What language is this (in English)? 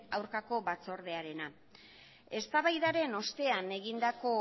Basque